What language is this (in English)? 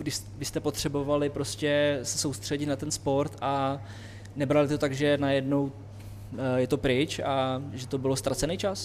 Czech